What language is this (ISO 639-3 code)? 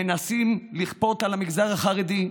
heb